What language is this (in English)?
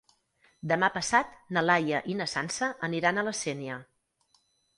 Catalan